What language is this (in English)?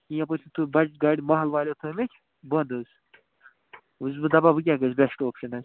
Kashmiri